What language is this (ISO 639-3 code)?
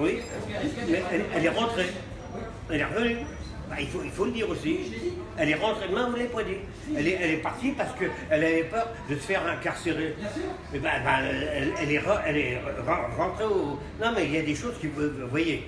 fra